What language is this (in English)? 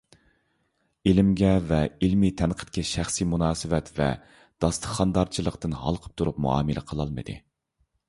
Uyghur